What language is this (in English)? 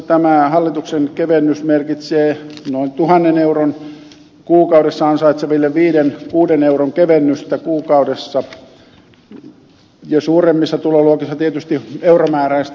Finnish